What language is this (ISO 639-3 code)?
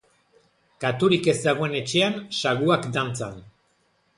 eus